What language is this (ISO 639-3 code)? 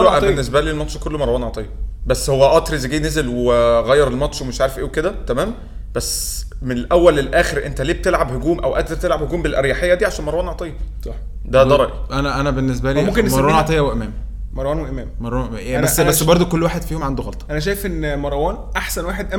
ara